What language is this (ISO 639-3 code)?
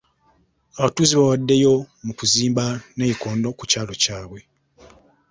lug